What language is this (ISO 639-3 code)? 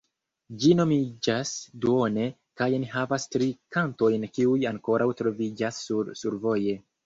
epo